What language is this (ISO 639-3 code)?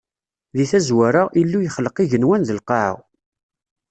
kab